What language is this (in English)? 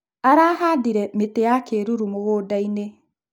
Kikuyu